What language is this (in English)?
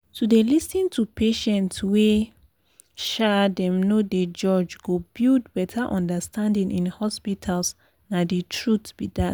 Nigerian Pidgin